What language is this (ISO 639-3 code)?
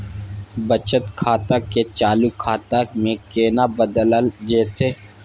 mai